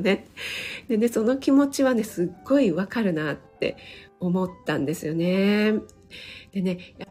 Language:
Japanese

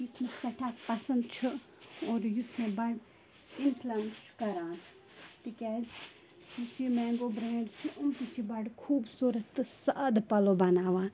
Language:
Kashmiri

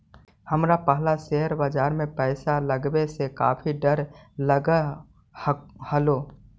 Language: Magahi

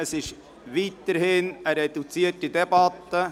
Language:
Swiss German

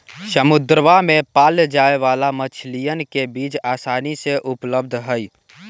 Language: Magahi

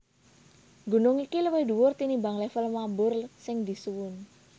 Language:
Javanese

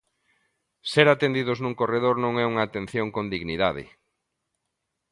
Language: Galician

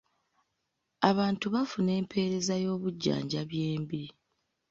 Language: Ganda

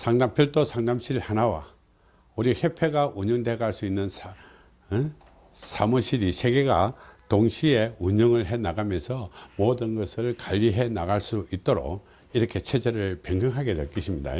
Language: Korean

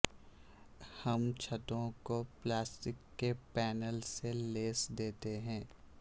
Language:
Urdu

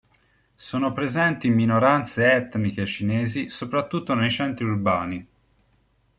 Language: Italian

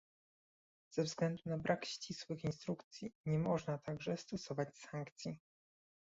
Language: Polish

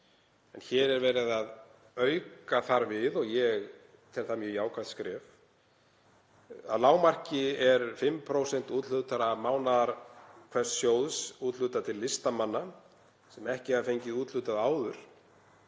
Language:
Icelandic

